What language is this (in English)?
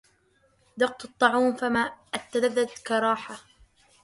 Arabic